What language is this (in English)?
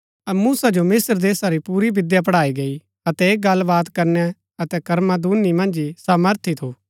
Gaddi